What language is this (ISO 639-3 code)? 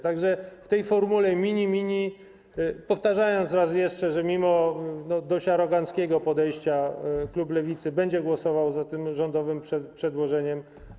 pol